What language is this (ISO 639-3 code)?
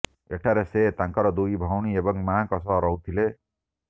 ori